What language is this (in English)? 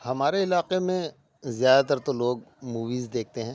Urdu